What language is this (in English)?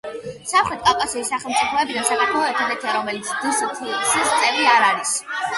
Georgian